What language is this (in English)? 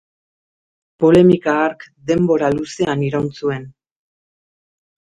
Basque